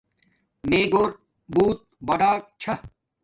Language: Domaaki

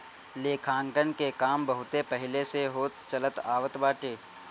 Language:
Bhojpuri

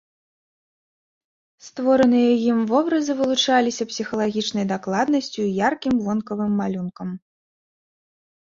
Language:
Belarusian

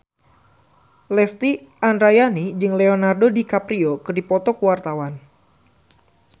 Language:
Sundanese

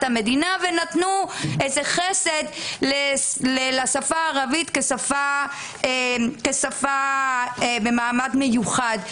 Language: Hebrew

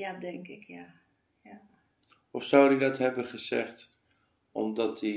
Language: Dutch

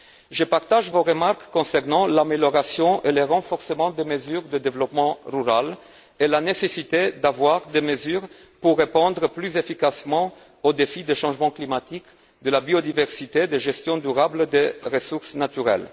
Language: French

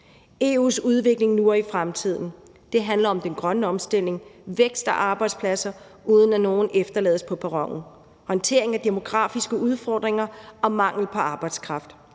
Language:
Danish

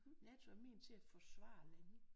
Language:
Danish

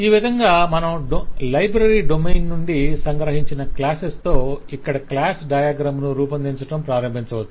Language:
Telugu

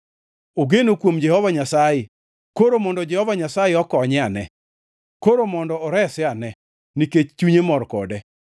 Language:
Luo (Kenya and Tanzania)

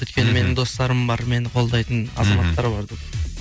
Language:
Kazakh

